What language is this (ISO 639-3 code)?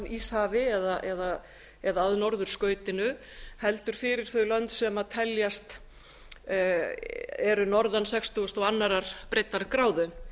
isl